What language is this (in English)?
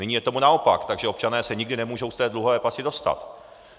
Czech